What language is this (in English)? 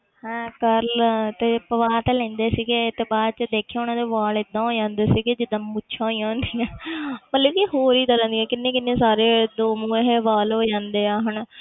Punjabi